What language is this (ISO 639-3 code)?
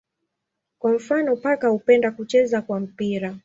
swa